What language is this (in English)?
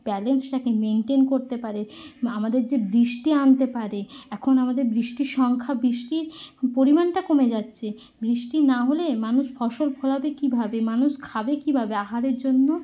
Bangla